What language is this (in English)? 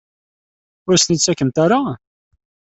Kabyle